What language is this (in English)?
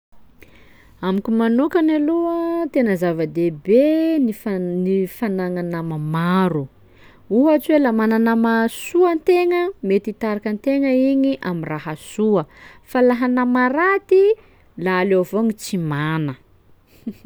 Sakalava Malagasy